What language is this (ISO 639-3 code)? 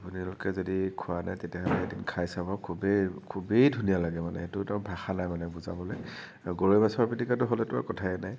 asm